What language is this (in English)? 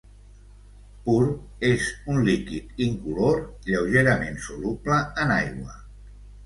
Catalan